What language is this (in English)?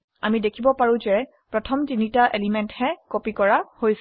Assamese